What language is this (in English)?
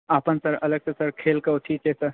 Maithili